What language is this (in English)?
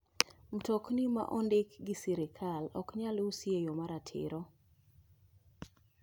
Luo (Kenya and Tanzania)